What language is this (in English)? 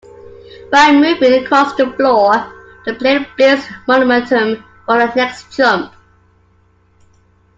English